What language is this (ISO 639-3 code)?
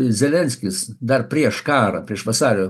lit